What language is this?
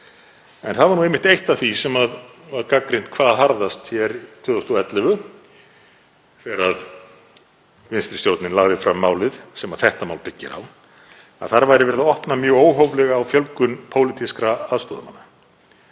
Icelandic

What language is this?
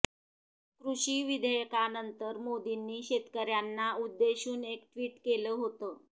Marathi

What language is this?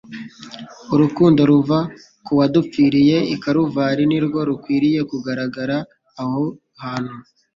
Kinyarwanda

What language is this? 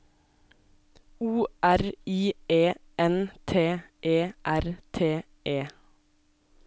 Norwegian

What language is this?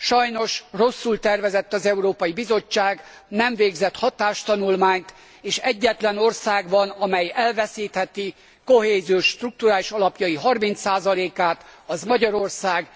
Hungarian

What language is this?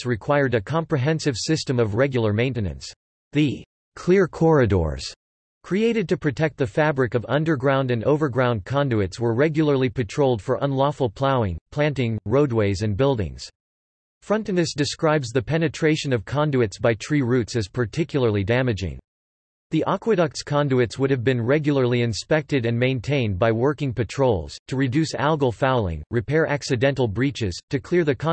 English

